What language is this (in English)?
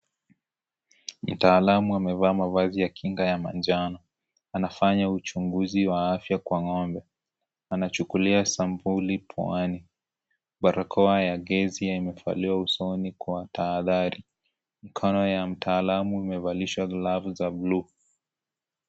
Swahili